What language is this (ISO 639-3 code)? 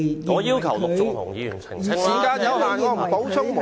yue